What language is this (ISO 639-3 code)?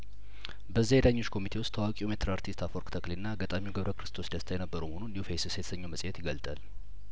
amh